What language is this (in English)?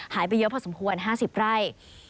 Thai